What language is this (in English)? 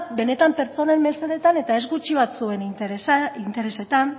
Basque